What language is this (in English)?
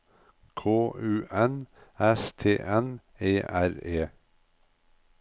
Norwegian